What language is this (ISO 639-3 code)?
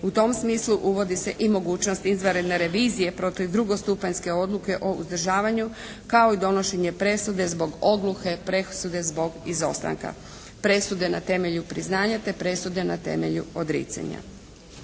hrv